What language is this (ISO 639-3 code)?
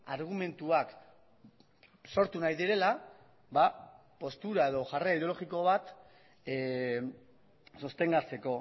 eus